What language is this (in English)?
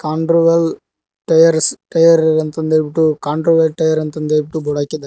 Kannada